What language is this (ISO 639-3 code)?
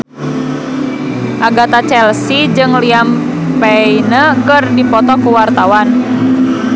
sun